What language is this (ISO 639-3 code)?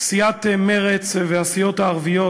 heb